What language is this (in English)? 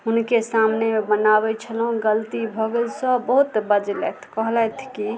Maithili